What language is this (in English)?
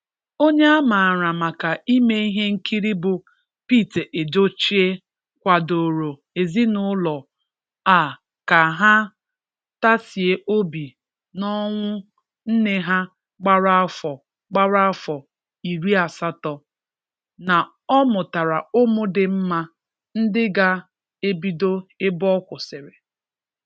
Igbo